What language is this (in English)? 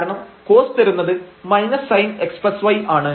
Malayalam